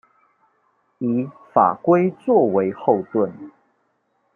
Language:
Chinese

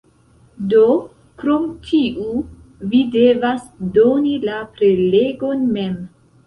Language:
Esperanto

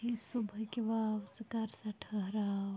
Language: Kashmiri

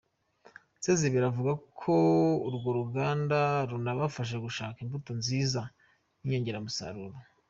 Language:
Kinyarwanda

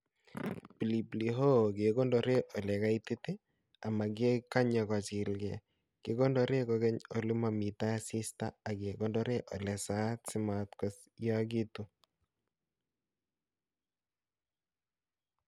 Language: Kalenjin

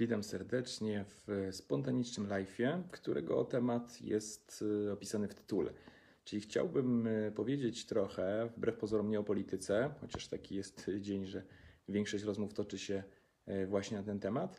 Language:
Polish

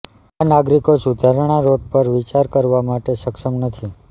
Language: Gujarati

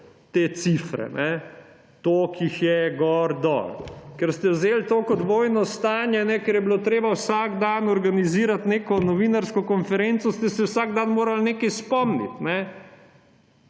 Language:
Slovenian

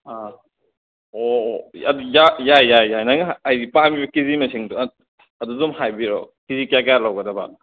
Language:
Manipuri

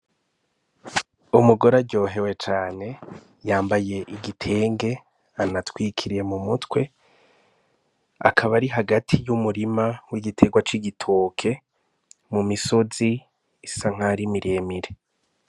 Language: Rundi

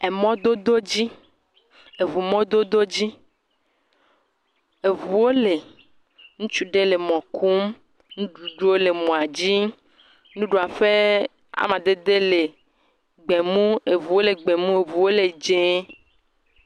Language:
Ewe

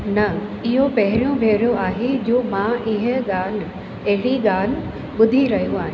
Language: Sindhi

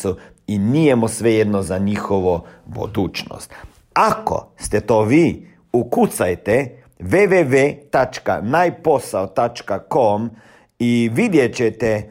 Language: Croatian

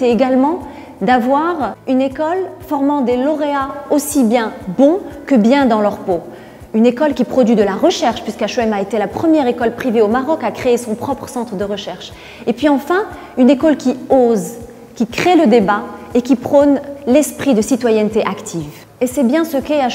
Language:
French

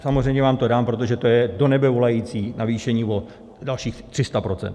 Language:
Czech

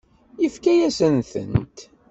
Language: Kabyle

